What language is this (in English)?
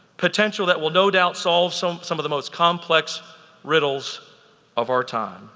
English